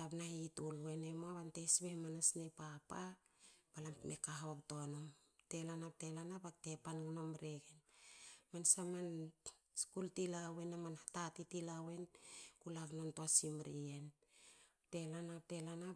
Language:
Hakö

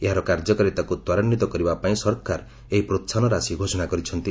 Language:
Odia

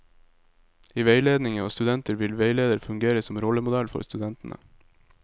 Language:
Norwegian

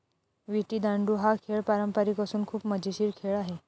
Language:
Marathi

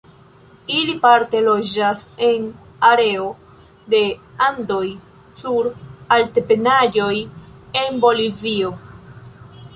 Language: Esperanto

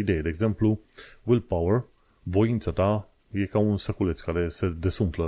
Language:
Romanian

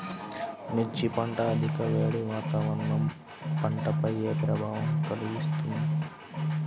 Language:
Telugu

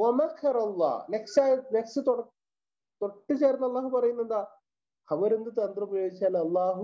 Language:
Arabic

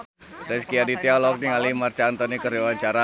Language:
Sundanese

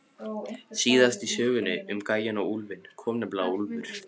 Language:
Icelandic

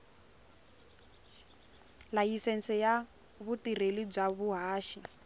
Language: Tsonga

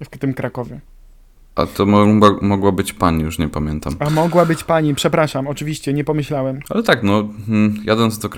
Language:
Polish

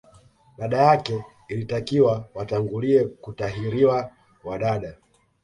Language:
Swahili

